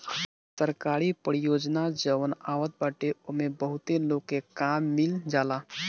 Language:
Bhojpuri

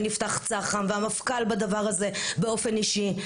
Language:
Hebrew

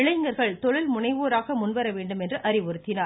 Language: Tamil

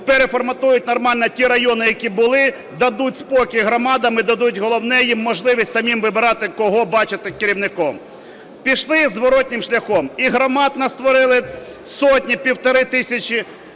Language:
Ukrainian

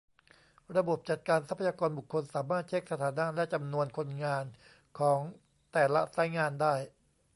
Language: Thai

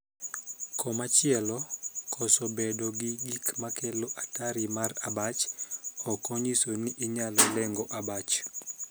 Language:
Luo (Kenya and Tanzania)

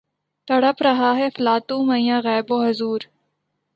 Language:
Urdu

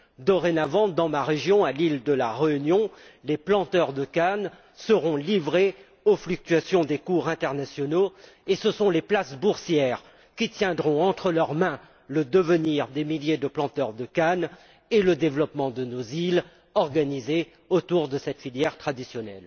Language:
French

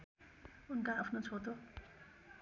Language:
Nepali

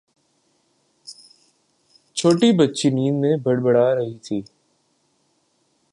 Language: Urdu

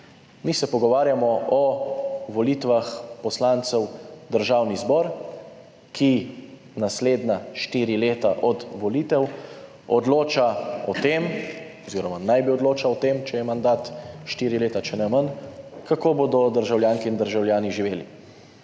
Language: Slovenian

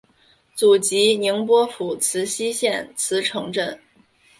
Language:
Chinese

